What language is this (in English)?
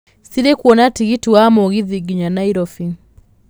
Kikuyu